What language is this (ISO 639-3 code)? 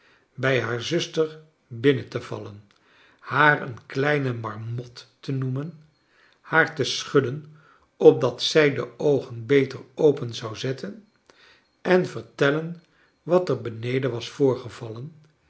nld